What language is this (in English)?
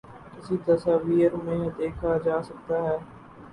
Urdu